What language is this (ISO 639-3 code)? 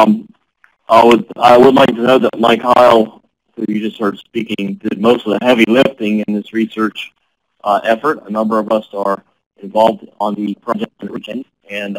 eng